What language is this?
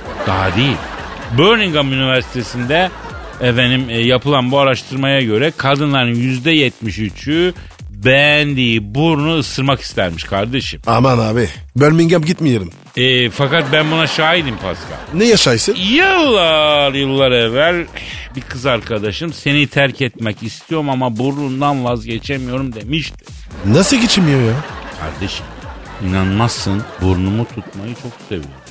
Turkish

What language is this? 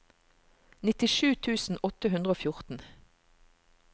Norwegian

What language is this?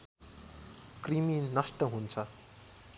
Nepali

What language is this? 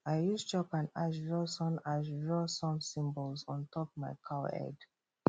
Nigerian Pidgin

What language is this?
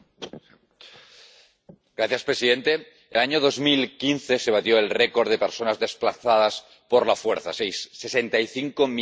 Spanish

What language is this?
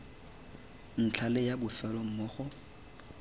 Tswana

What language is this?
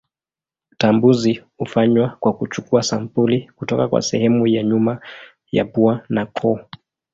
Swahili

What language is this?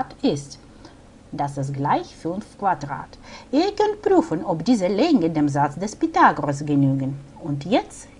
German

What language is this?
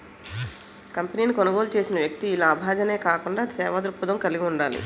Telugu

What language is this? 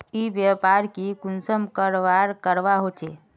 Magahi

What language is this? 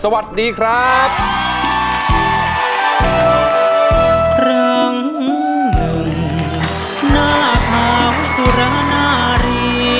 Thai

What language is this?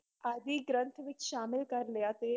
Punjabi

